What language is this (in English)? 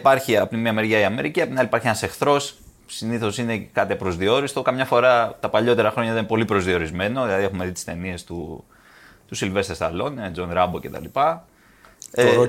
Greek